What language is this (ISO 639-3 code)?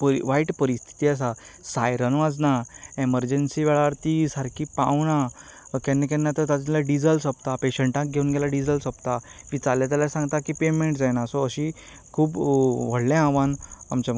kok